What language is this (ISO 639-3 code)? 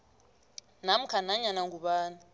nbl